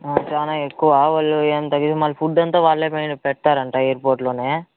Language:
Telugu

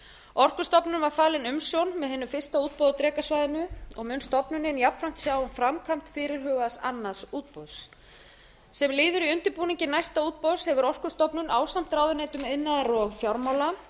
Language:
Icelandic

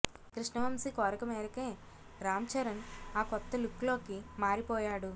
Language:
Telugu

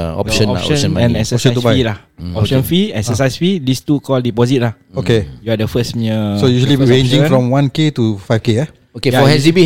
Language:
Malay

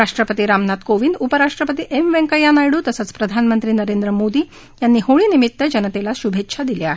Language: Marathi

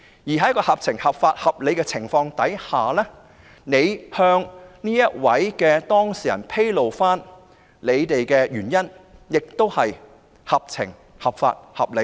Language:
Cantonese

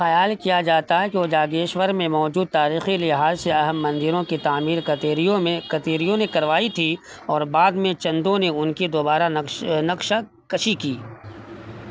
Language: Urdu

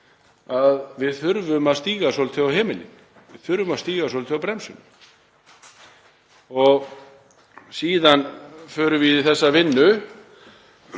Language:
Icelandic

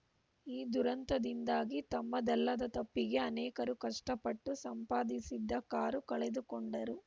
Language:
Kannada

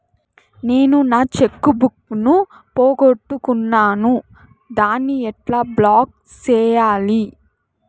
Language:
Telugu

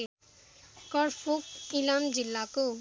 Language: Nepali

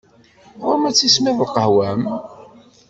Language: Kabyle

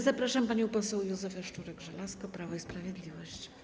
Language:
Polish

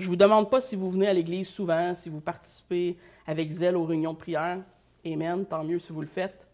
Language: French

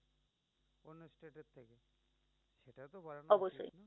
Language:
Bangla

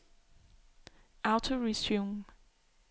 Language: Danish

